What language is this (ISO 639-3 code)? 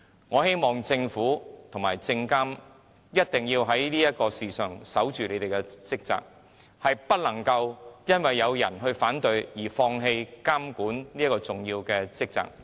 yue